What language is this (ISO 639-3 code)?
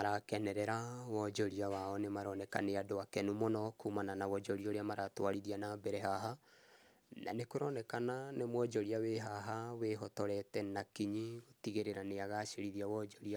kik